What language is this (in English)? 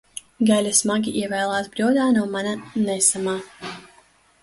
Latvian